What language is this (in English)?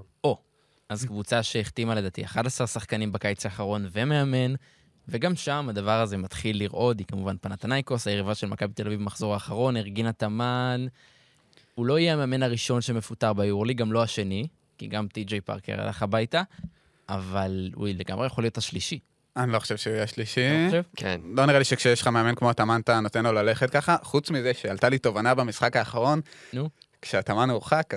Hebrew